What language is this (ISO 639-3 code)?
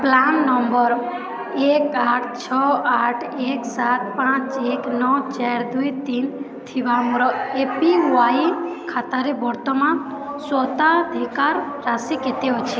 ori